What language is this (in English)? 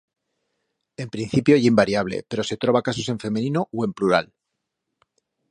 Aragonese